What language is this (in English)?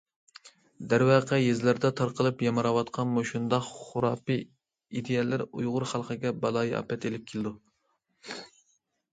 Uyghur